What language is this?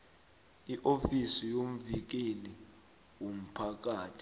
South Ndebele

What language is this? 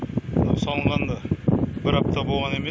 Kazakh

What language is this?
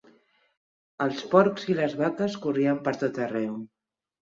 Catalan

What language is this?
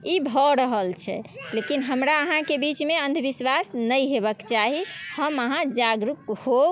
Maithili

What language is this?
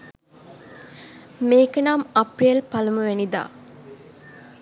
Sinhala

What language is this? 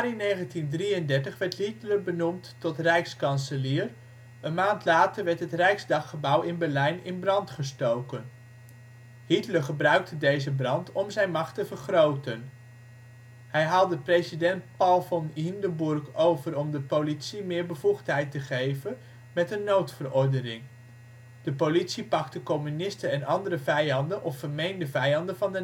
Dutch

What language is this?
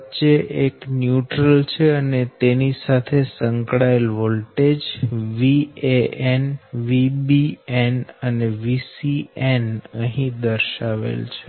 Gujarati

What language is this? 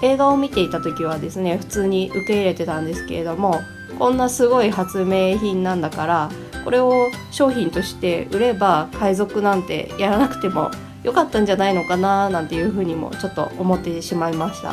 Japanese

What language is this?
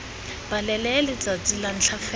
Tswana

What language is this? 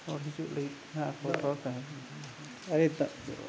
Santali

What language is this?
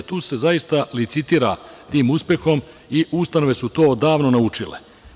Serbian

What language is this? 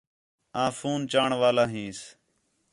Khetrani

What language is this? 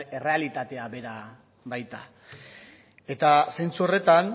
Basque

